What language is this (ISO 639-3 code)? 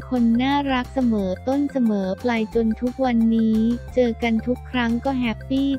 tha